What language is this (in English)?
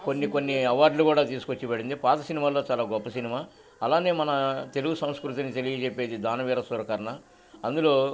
Telugu